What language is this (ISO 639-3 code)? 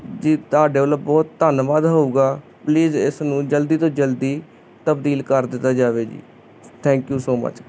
pan